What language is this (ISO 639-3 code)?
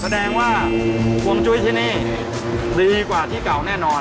tha